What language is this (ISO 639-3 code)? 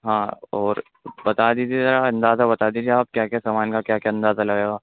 urd